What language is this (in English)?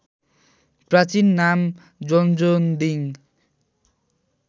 Nepali